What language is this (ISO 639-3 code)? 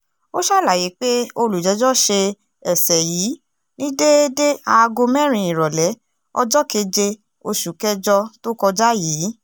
yor